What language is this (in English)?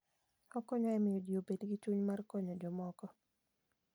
Luo (Kenya and Tanzania)